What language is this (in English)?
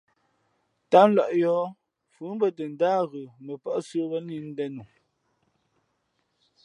Fe'fe'